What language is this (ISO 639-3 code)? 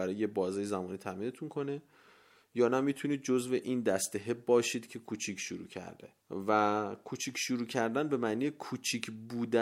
fas